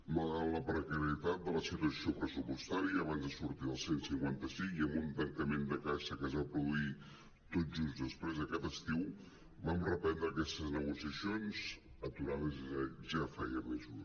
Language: Catalan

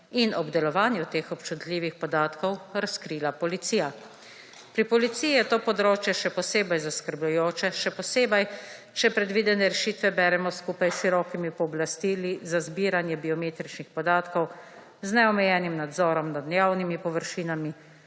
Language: Slovenian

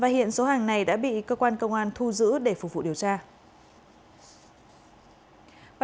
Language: Vietnamese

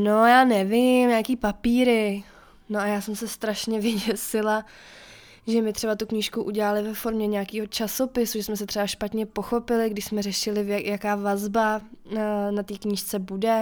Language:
Czech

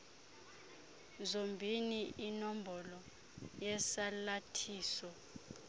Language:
Xhosa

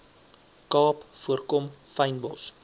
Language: Afrikaans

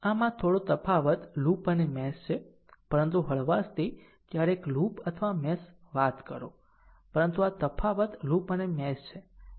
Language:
Gujarati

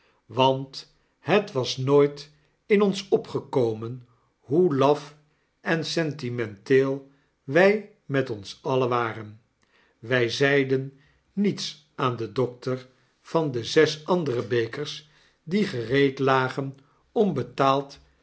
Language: Dutch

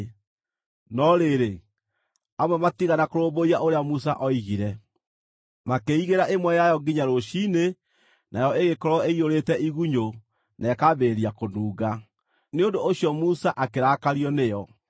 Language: Kikuyu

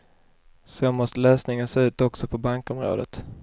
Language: Swedish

